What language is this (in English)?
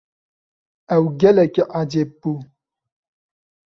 Kurdish